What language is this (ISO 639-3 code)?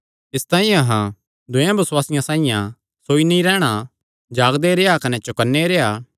xnr